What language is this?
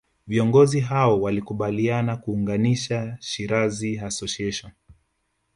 Swahili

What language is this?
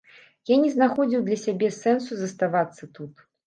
Belarusian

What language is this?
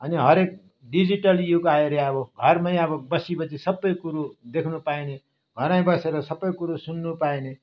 Nepali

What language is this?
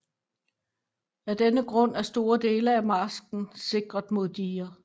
Danish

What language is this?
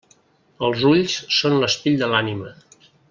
Catalan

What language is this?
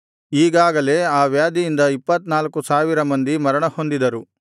Kannada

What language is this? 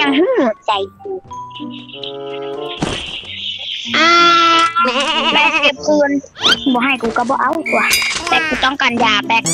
Thai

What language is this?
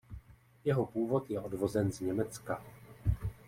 Czech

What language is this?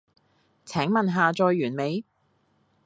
Cantonese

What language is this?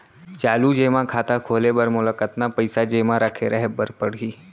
Chhattisgarhi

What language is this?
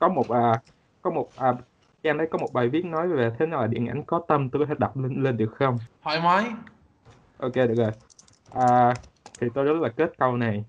Vietnamese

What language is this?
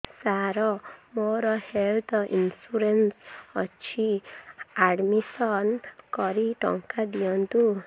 Odia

